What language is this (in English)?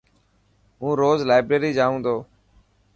Dhatki